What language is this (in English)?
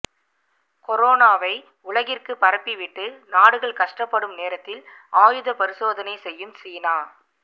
Tamil